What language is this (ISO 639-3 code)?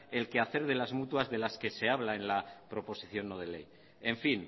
spa